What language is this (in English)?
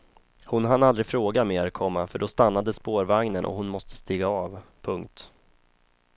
Swedish